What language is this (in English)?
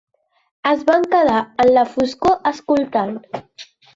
Catalan